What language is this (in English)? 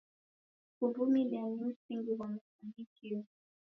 Taita